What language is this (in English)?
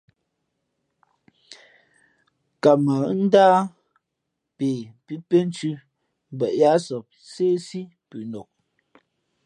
Fe'fe'